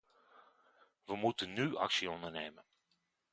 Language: Dutch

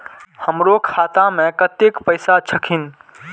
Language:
Maithili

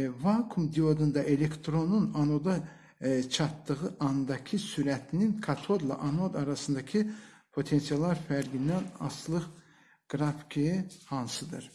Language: Turkish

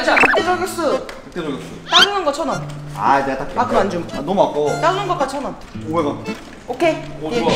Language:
Korean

